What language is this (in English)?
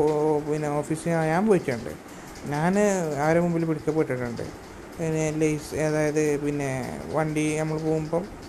Malayalam